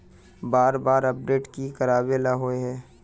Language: Magahi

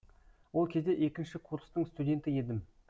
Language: Kazakh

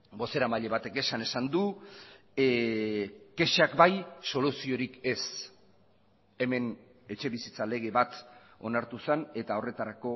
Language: Basque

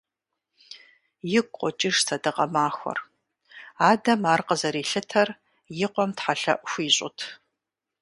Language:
Kabardian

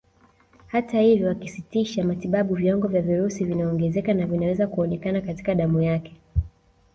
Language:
Swahili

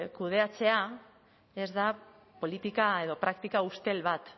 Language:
Basque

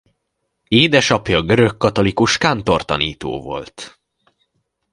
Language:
Hungarian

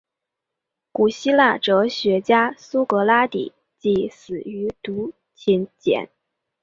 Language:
Chinese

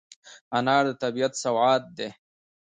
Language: Pashto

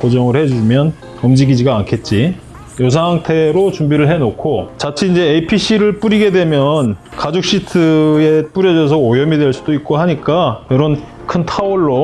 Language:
Korean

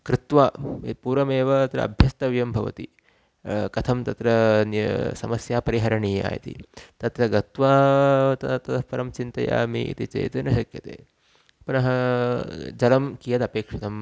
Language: Sanskrit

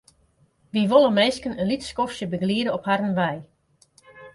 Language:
Western Frisian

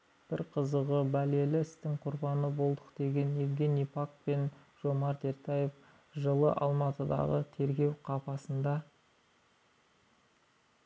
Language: Kazakh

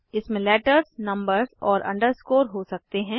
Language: Hindi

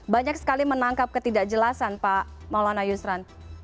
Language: Indonesian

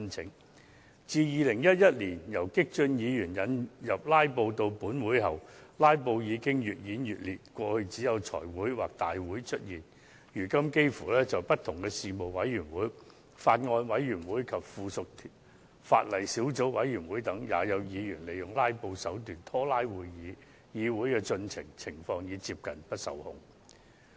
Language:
Cantonese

